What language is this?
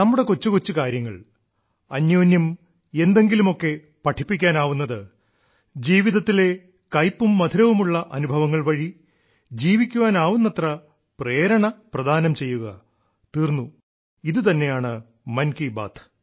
Malayalam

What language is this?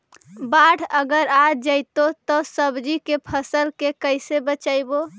Magahi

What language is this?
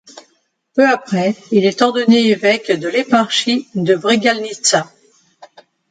French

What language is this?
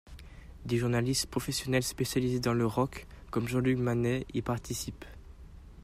French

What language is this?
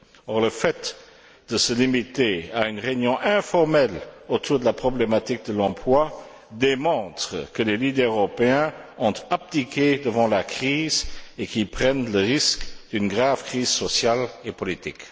French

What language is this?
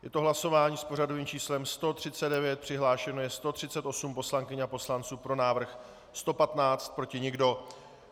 Czech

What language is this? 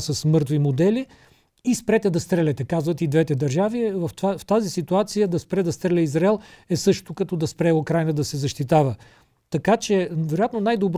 Bulgarian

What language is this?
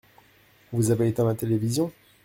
French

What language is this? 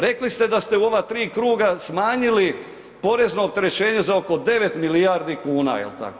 Croatian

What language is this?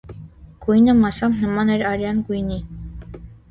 Armenian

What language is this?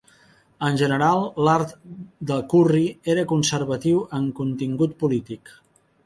Catalan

